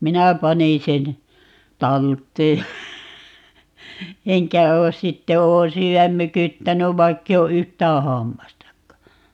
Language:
Finnish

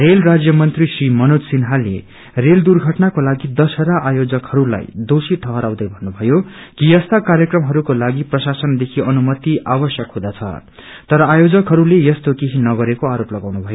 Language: Nepali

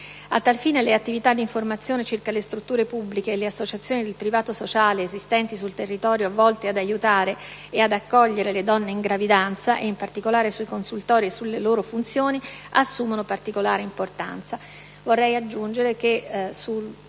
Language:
Italian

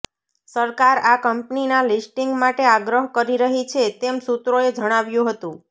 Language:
Gujarati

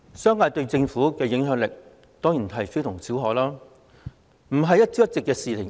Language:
Cantonese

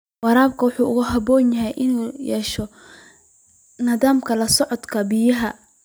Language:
Somali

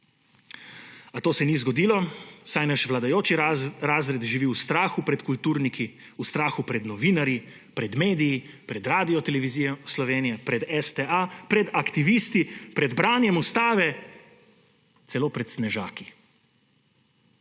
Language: Slovenian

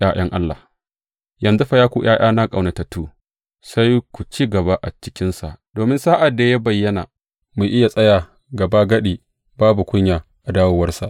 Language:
Hausa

